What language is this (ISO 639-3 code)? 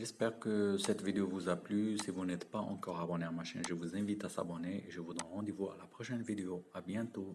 fra